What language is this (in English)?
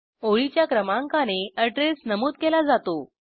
Marathi